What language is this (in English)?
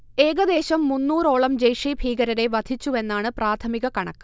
Malayalam